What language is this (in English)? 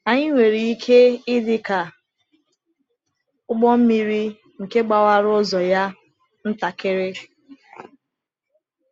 Igbo